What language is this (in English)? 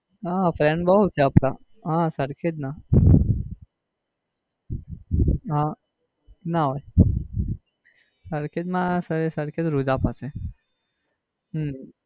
Gujarati